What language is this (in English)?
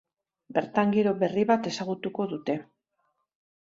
Basque